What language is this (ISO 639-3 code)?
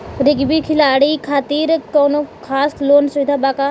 bho